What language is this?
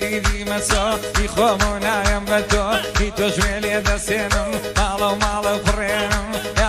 Turkish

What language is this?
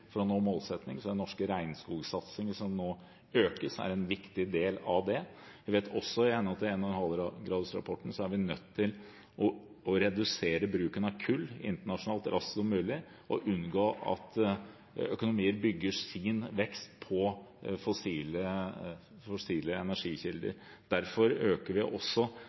Norwegian Bokmål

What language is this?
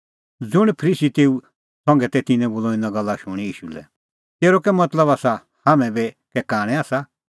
Kullu Pahari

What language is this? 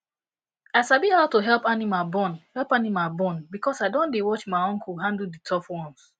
Nigerian Pidgin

